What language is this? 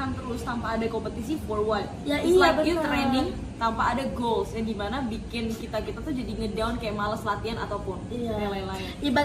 Indonesian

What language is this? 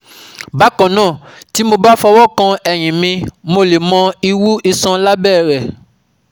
Yoruba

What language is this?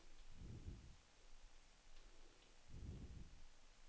Danish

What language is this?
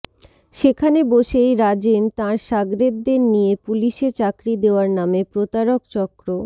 Bangla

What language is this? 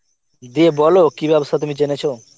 Bangla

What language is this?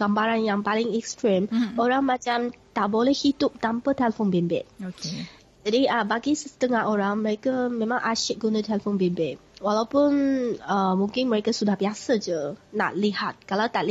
Malay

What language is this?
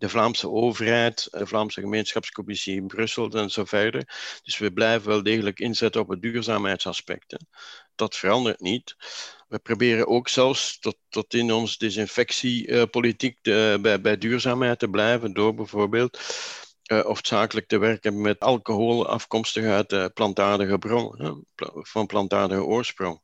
Dutch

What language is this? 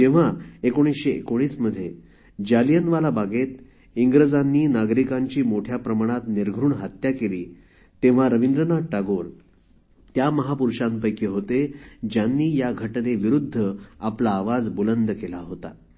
Marathi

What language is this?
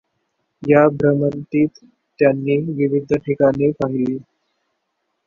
Marathi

